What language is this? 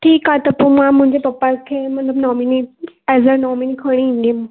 Sindhi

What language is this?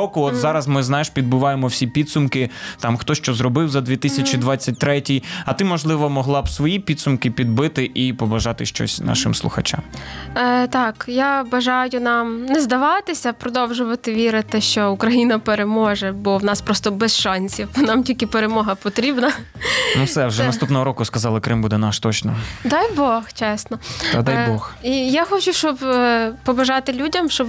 Ukrainian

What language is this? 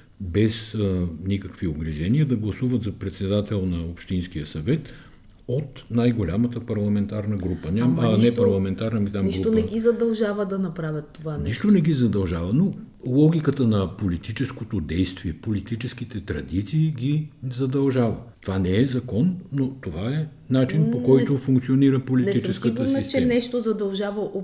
Bulgarian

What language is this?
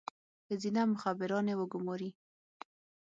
Pashto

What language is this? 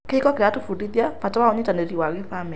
Kikuyu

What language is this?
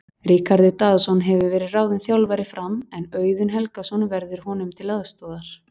Icelandic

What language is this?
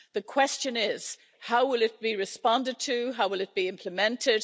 English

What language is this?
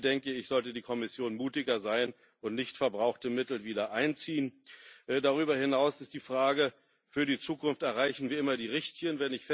German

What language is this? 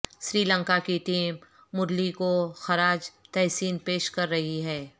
Urdu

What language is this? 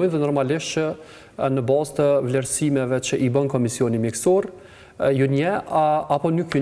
Romanian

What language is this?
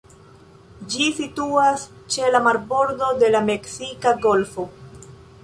Esperanto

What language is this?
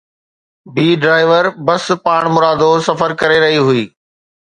Sindhi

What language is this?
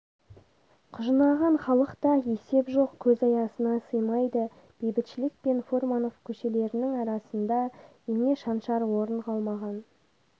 Kazakh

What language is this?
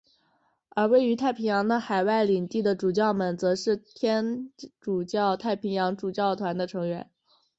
Chinese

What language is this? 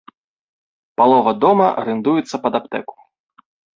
Belarusian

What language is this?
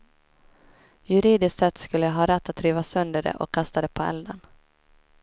Swedish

